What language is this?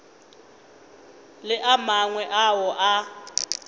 Northern Sotho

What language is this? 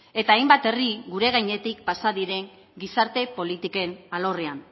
Basque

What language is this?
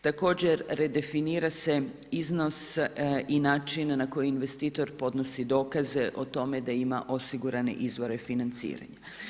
Croatian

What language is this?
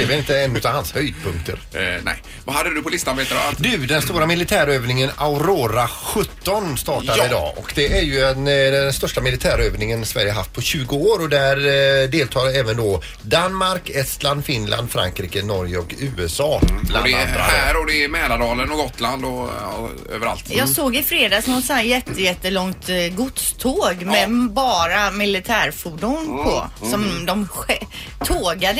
Swedish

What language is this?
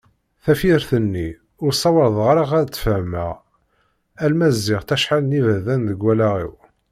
Kabyle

